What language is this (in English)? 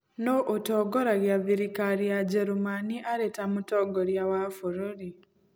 Kikuyu